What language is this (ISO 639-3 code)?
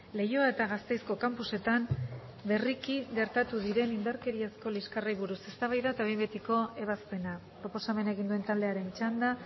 eus